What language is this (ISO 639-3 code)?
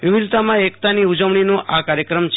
guj